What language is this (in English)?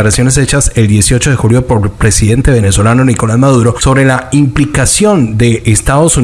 Spanish